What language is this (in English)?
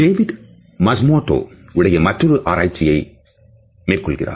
Tamil